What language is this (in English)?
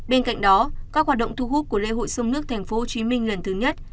Vietnamese